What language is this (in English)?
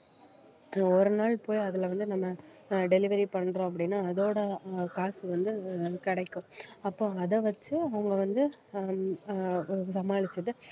Tamil